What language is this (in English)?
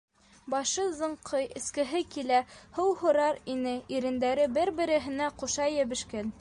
Bashkir